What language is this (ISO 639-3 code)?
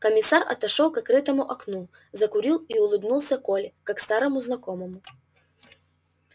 rus